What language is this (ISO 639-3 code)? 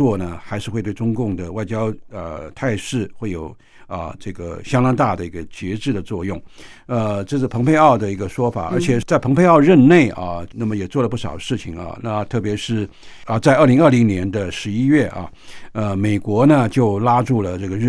zho